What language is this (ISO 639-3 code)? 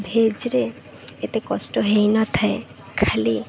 ori